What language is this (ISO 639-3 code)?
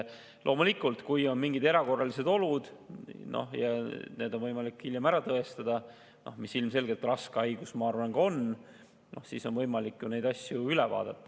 est